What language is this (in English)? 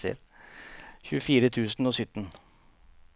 Norwegian